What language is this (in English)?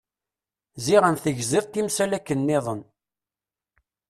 Kabyle